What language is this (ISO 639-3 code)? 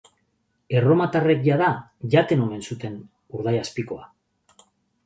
eus